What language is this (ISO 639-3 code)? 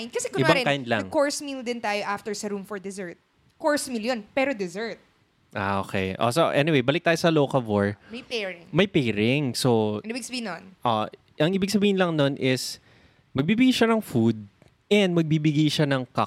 fil